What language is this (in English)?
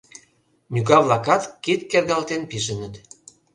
Mari